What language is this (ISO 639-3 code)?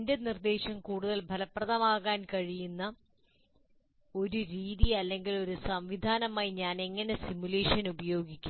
mal